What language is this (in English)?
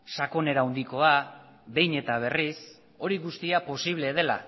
Basque